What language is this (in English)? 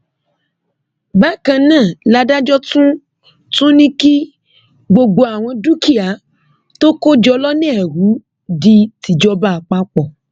Yoruba